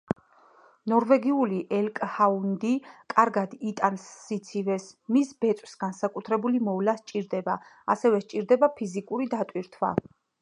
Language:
Georgian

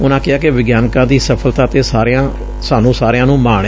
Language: Punjabi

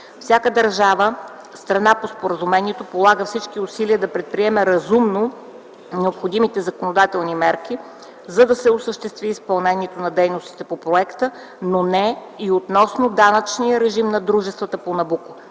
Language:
Bulgarian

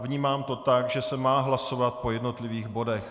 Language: Czech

